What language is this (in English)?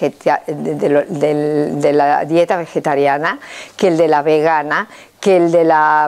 Spanish